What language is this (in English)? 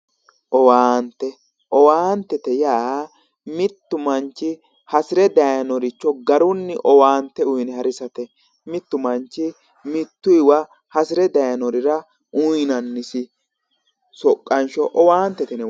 Sidamo